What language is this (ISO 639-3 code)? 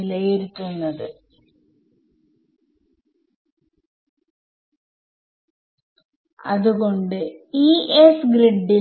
mal